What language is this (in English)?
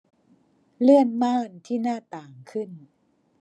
Thai